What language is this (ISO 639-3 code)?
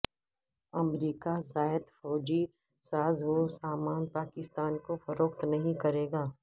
urd